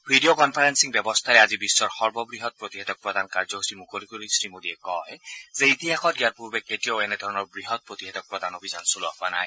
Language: Assamese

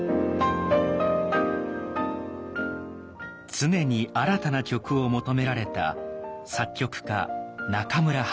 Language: Japanese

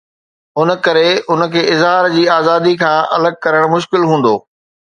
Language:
Sindhi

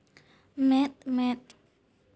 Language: Santali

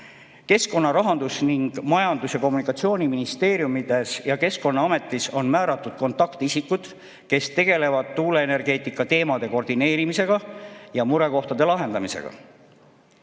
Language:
Estonian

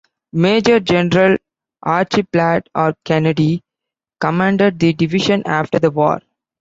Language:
English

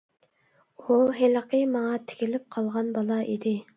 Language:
Uyghur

